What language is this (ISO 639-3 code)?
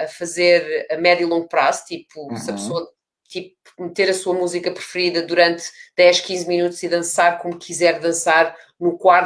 por